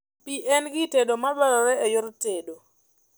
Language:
Luo (Kenya and Tanzania)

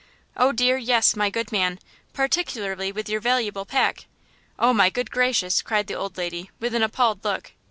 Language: English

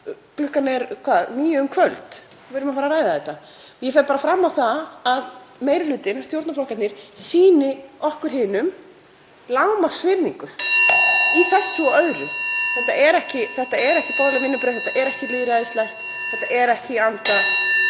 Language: Icelandic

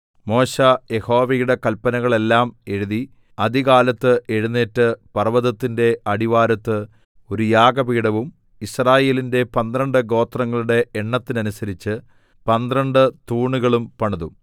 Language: Malayalam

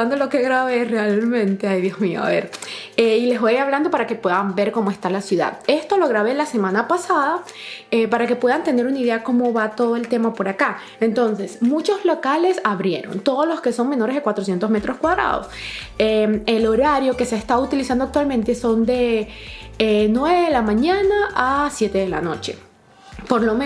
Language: Spanish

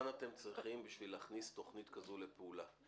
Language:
Hebrew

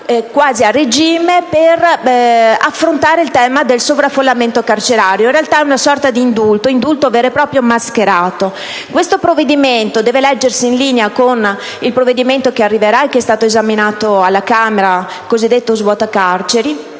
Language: Italian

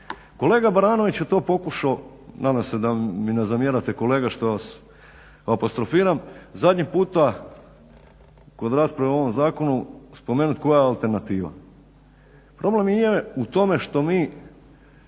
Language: Croatian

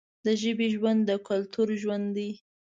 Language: Pashto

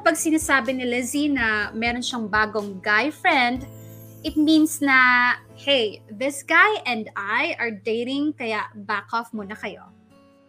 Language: Filipino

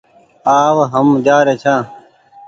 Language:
Goaria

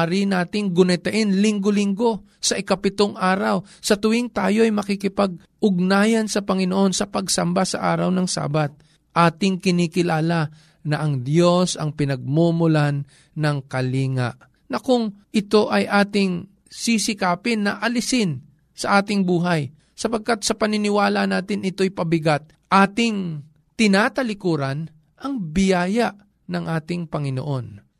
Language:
Filipino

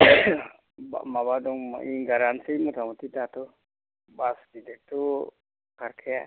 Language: Bodo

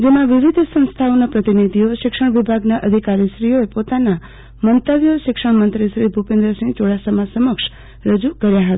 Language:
Gujarati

